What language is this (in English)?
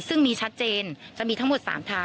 Thai